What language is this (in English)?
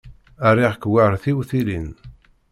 Kabyle